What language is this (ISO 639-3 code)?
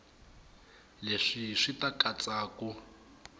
tso